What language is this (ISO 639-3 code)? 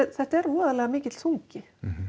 isl